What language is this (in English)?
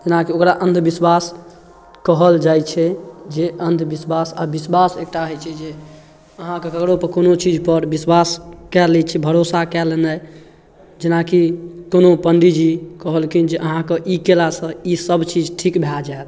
Maithili